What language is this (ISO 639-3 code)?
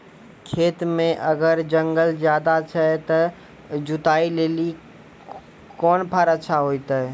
mai